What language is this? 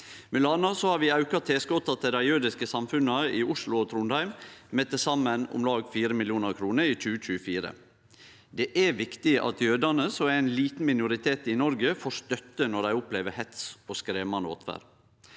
Norwegian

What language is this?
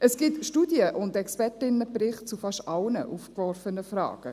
Swiss German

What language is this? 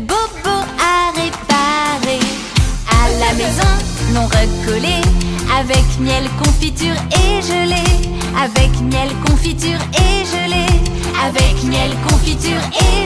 French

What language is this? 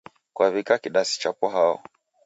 Taita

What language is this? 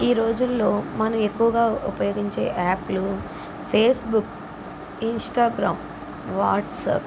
Telugu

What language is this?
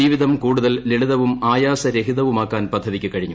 Malayalam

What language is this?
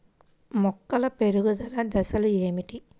Telugu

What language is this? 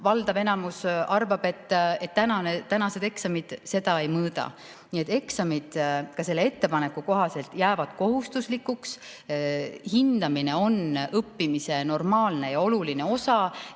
Estonian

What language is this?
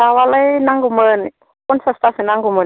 Bodo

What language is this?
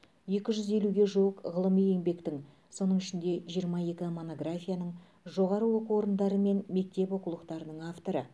Kazakh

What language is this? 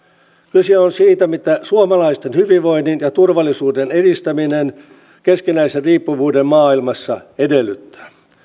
Finnish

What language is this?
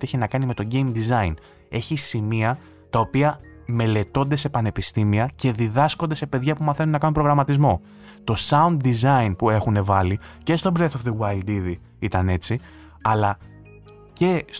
Greek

